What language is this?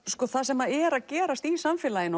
Icelandic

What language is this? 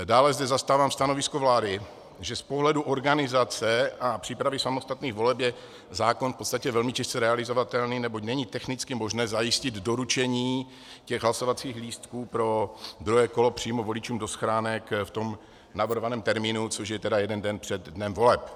Czech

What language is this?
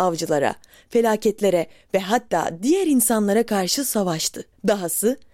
Turkish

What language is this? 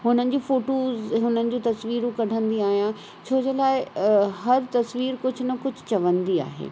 Sindhi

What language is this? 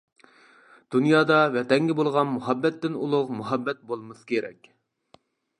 Uyghur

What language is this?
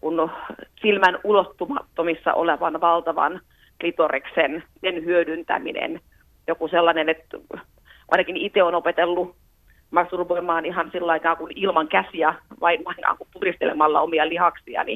Finnish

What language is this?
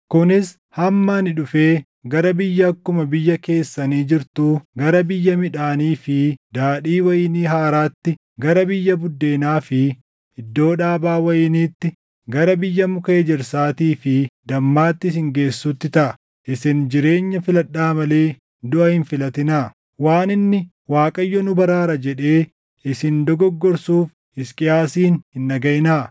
Oromo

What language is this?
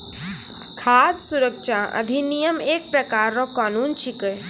Maithili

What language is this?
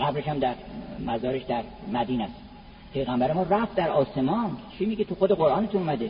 Persian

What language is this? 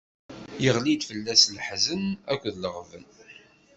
Kabyle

